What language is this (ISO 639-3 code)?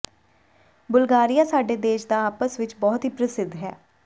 pan